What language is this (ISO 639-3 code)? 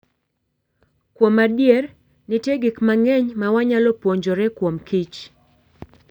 luo